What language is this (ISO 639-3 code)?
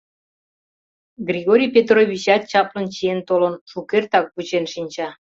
chm